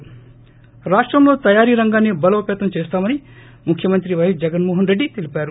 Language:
Telugu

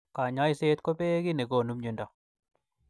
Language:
Kalenjin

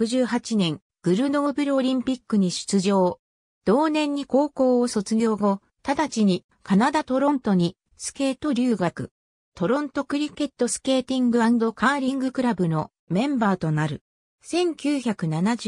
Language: Japanese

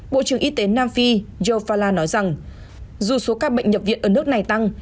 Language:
Vietnamese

